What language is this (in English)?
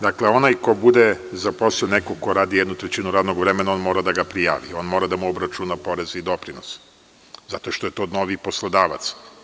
Serbian